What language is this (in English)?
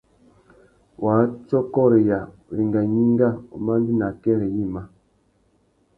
Tuki